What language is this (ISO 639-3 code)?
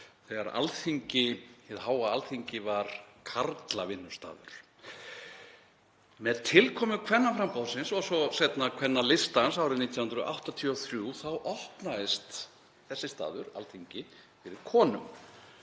isl